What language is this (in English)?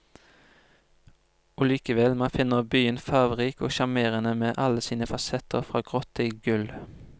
Norwegian